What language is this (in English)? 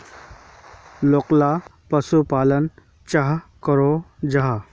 Magahi